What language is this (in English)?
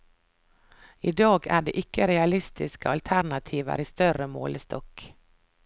Norwegian